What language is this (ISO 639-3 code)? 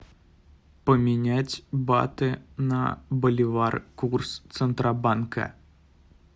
rus